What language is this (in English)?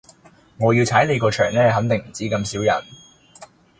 Cantonese